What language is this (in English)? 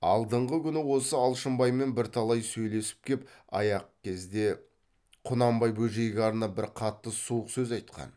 Kazakh